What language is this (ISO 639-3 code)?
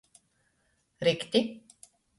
ltg